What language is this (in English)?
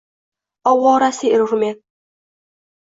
Uzbek